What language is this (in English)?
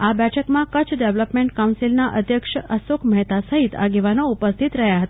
Gujarati